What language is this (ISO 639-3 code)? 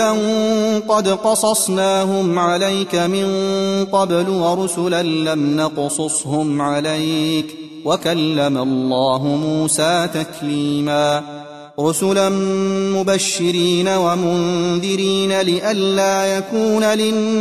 ara